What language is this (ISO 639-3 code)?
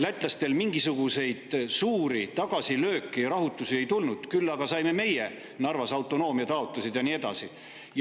est